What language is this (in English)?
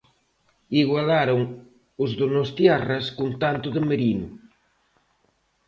Galician